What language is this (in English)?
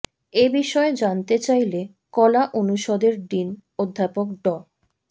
Bangla